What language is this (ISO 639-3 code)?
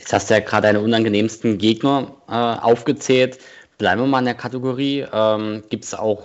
deu